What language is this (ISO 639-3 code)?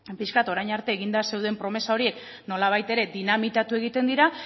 eus